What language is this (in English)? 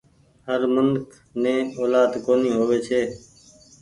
Goaria